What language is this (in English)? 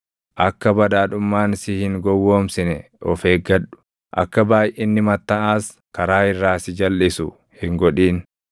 Oromo